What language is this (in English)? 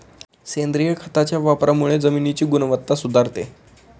Marathi